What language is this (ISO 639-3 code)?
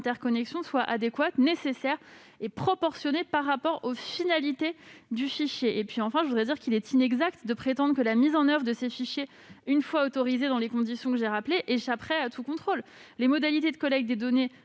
fra